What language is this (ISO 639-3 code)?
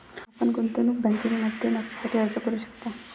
mar